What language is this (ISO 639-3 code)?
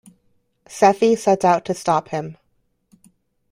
eng